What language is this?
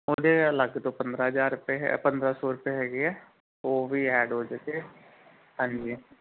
Punjabi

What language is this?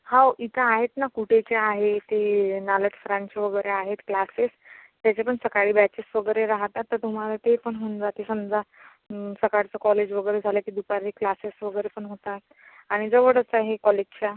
Marathi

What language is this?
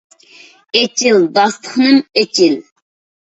Uyghur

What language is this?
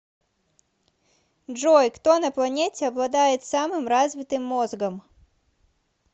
Russian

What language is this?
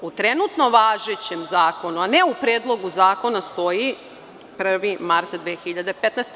Serbian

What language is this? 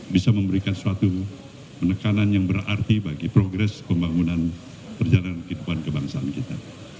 Indonesian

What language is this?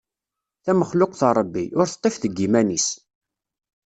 Kabyle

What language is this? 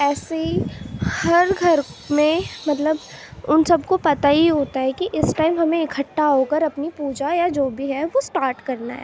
Urdu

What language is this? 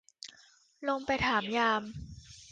Thai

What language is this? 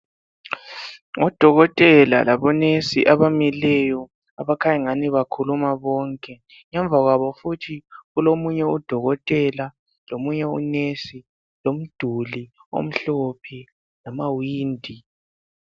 North Ndebele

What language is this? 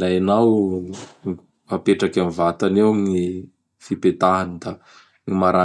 Bara Malagasy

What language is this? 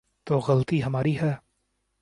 Urdu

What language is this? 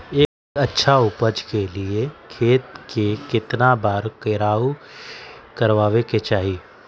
Magahi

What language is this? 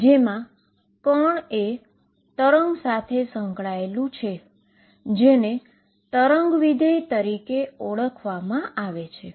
Gujarati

